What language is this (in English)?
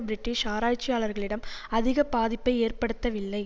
Tamil